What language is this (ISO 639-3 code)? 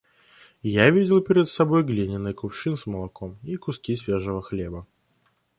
rus